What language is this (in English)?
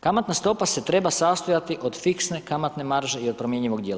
Croatian